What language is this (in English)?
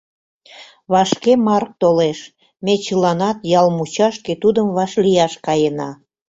Mari